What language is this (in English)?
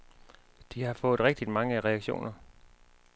Danish